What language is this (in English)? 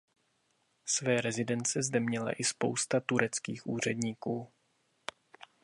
Czech